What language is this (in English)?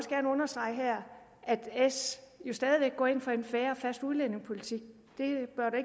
Danish